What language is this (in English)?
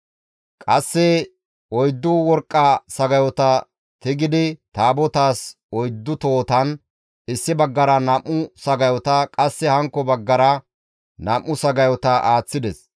Gamo